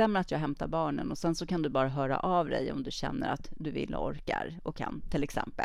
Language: Swedish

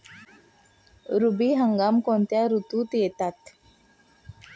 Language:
Marathi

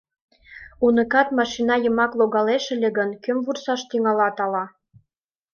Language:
Mari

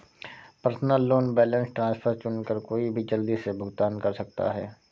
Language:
Hindi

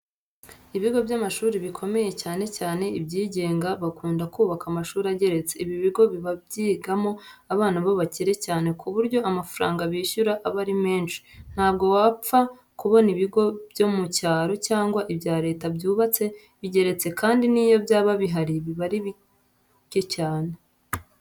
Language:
Kinyarwanda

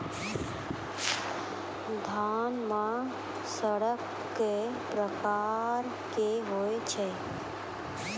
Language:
Maithili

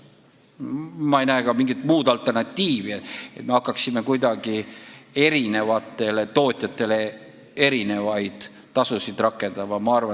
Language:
Estonian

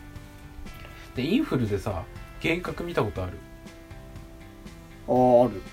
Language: Japanese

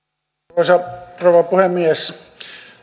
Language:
Finnish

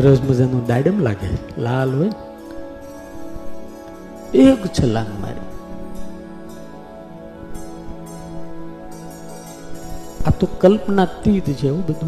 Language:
Gujarati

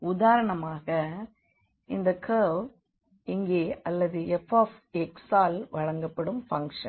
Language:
Tamil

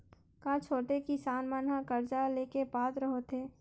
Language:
Chhattisgarhi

